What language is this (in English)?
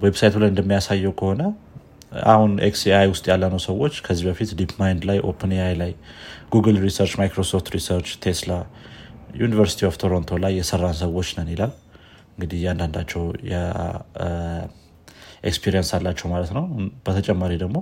Amharic